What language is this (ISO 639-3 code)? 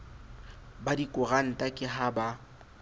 sot